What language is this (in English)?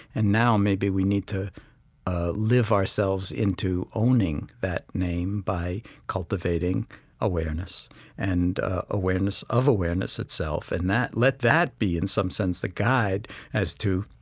English